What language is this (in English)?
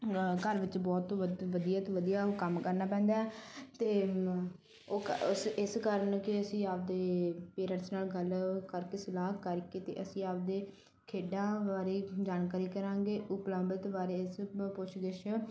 Punjabi